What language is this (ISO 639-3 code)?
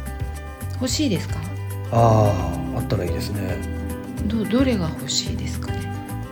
jpn